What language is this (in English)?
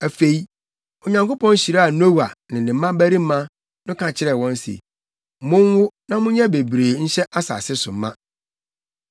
Akan